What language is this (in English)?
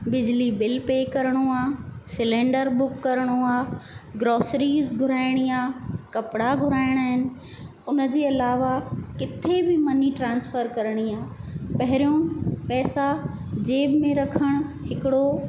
Sindhi